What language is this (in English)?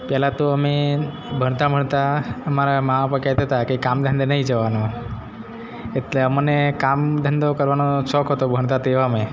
Gujarati